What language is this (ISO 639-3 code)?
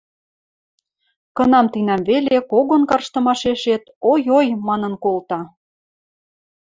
mrj